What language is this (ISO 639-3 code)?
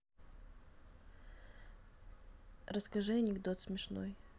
rus